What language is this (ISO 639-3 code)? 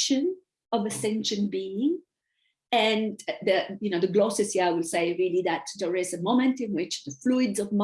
eng